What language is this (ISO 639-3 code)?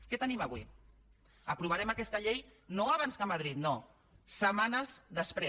cat